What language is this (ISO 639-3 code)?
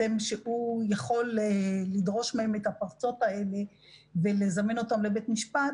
heb